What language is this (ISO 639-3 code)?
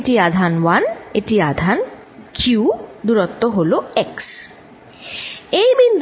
ben